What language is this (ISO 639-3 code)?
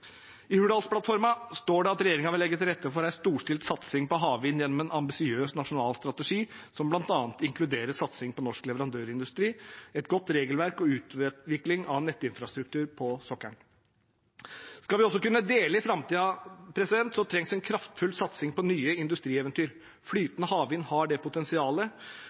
nob